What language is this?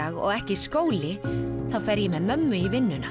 Icelandic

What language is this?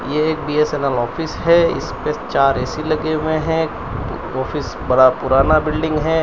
Hindi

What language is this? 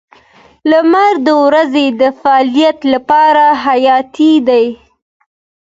Pashto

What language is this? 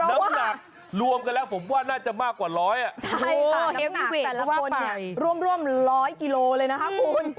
Thai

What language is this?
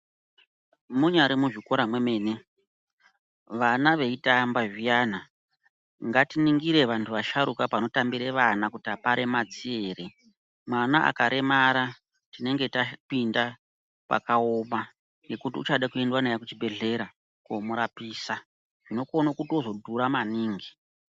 Ndau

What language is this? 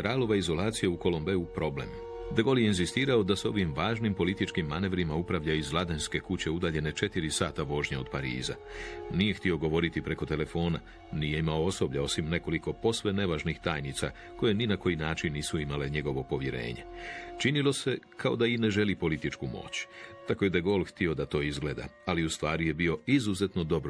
Croatian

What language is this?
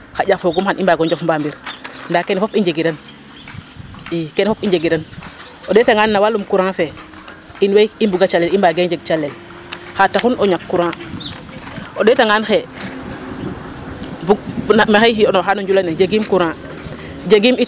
Serer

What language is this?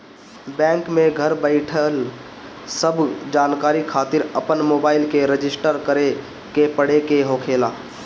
Bhojpuri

